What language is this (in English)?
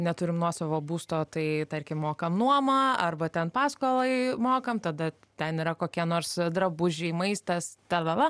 Lithuanian